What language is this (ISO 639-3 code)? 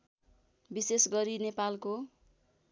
nep